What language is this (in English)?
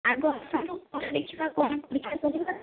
Odia